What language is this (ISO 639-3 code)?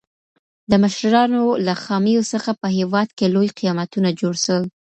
pus